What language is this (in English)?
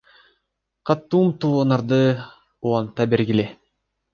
Kyrgyz